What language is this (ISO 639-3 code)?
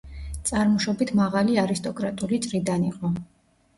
kat